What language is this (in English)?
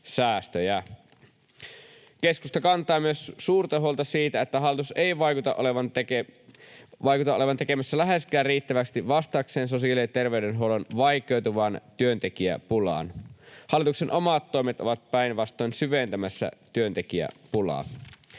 Finnish